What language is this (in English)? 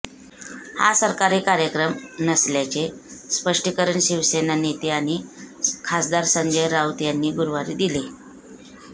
Marathi